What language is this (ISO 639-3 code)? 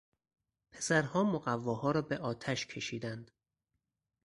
fas